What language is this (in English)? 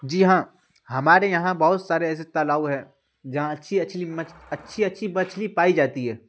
Urdu